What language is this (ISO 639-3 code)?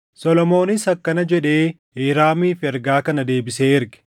orm